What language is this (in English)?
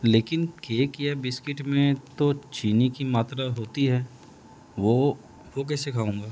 Urdu